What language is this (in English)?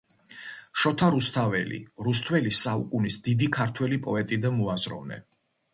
Georgian